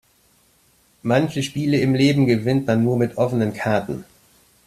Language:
German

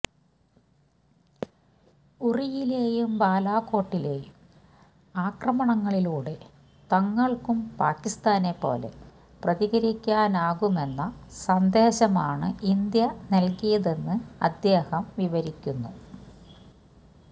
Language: Malayalam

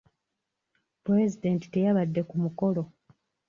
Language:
Ganda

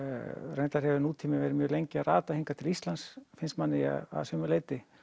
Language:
Icelandic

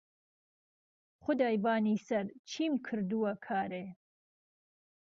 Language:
Central Kurdish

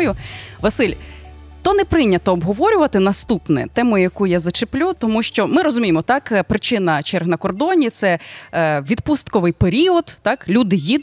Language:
Ukrainian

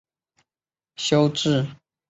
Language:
Chinese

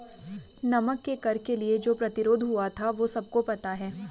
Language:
Hindi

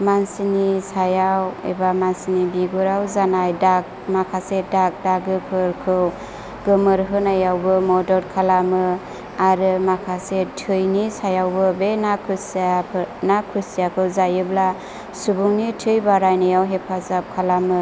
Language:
Bodo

